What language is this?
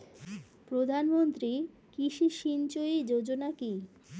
Bangla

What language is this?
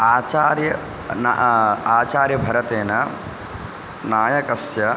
Sanskrit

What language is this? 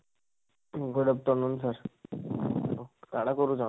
Odia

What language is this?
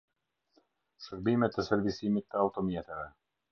Albanian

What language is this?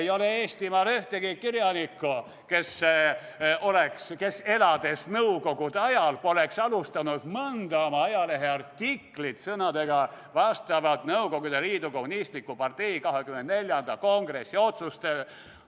Estonian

